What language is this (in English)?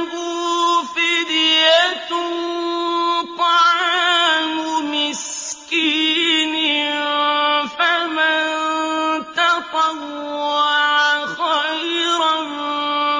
Arabic